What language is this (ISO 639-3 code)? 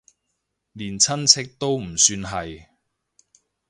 yue